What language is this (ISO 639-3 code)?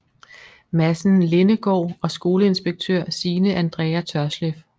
dan